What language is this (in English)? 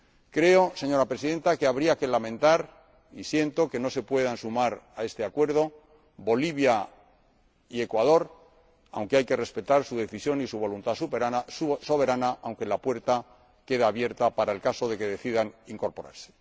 Spanish